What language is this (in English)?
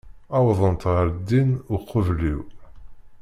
Kabyle